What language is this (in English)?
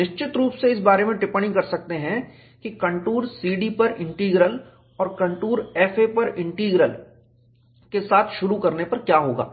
Hindi